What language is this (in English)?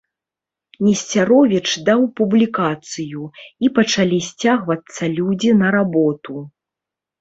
Belarusian